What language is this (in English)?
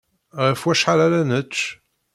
Kabyle